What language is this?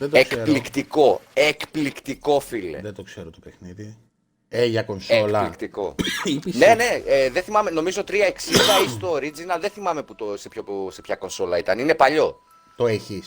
Greek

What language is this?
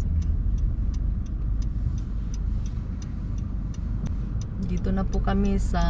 Filipino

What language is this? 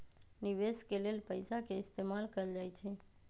Magahi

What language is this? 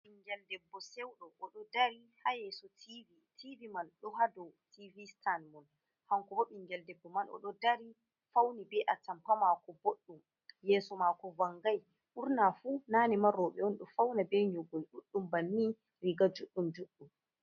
Fula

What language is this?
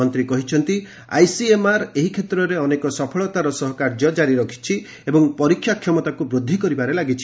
Odia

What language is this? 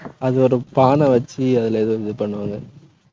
Tamil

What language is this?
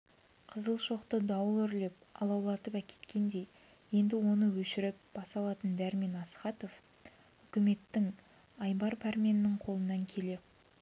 Kazakh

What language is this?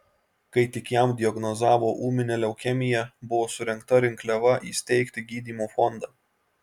Lithuanian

